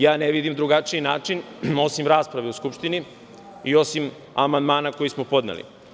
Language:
Serbian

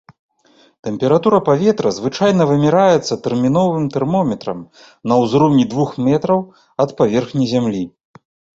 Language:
Belarusian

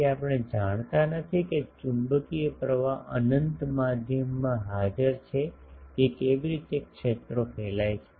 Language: Gujarati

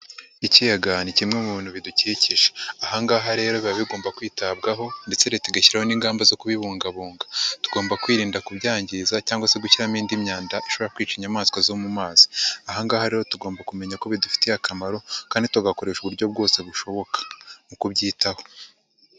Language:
Kinyarwanda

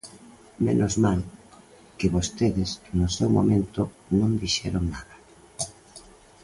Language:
Galician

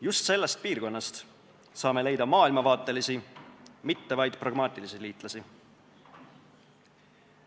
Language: Estonian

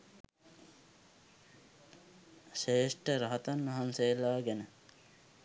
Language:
Sinhala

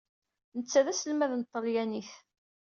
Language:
Kabyle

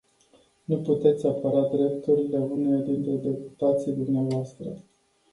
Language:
Romanian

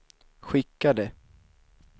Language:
Swedish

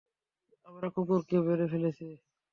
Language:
Bangla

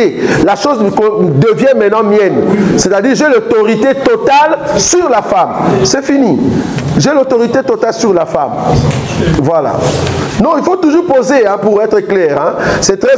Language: French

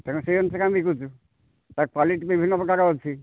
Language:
Odia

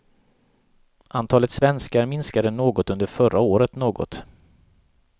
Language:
Swedish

